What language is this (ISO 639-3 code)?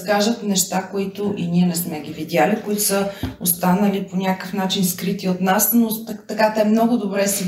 bul